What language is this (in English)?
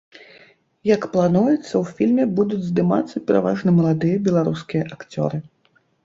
Belarusian